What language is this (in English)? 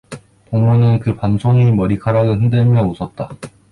Korean